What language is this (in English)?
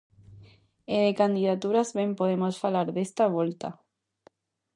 Galician